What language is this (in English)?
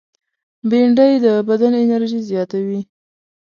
Pashto